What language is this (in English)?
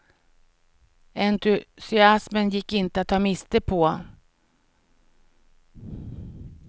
Swedish